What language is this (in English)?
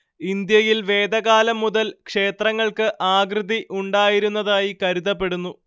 Malayalam